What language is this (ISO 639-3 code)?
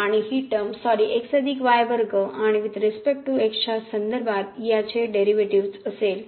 mar